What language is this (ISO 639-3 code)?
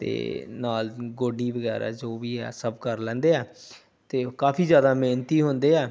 pan